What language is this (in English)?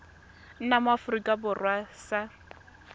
Tswana